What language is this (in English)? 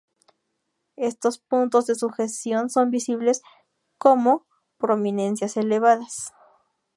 Spanish